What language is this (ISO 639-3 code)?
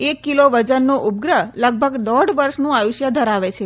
guj